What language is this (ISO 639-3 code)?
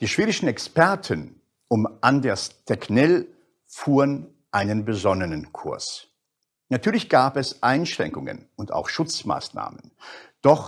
deu